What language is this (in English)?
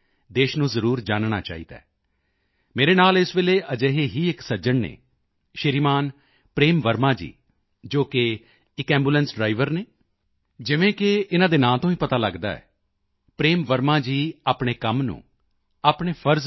Punjabi